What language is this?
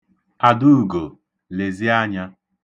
Igbo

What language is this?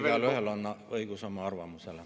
Estonian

